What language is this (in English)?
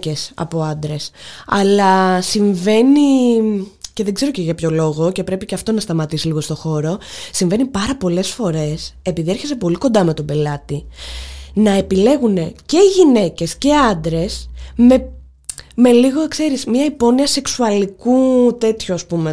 Greek